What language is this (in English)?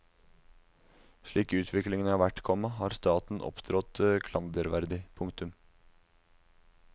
Norwegian